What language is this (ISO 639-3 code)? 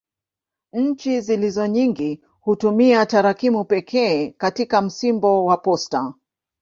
swa